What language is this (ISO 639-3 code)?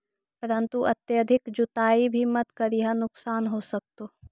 mag